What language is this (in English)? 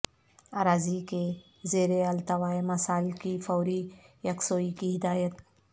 Urdu